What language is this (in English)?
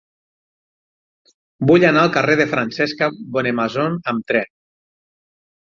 Catalan